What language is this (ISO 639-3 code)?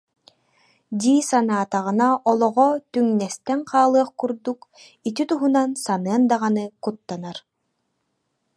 sah